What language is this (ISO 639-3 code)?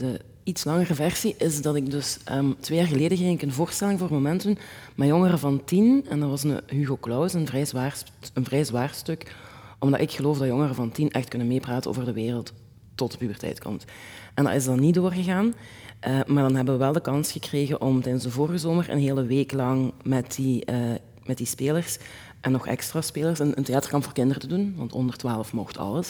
nld